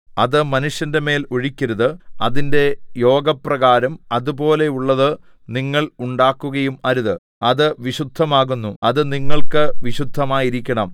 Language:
Malayalam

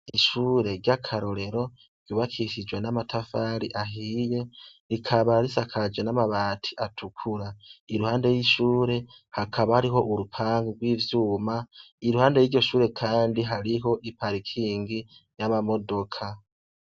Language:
Rundi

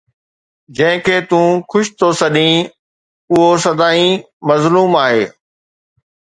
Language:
Sindhi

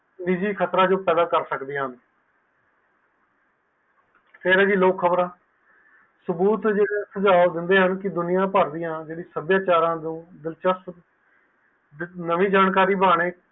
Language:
Punjabi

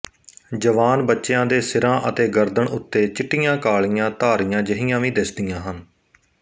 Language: Punjabi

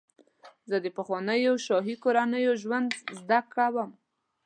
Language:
Pashto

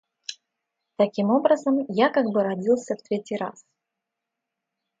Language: Russian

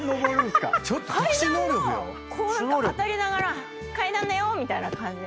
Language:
Japanese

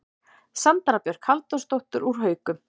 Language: Icelandic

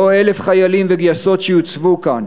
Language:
Hebrew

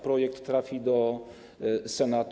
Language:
Polish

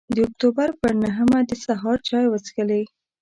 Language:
Pashto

